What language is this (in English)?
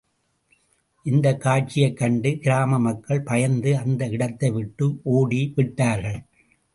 Tamil